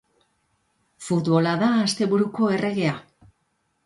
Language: Basque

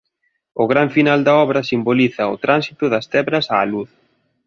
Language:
Galician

